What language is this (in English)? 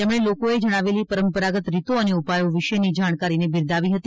Gujarati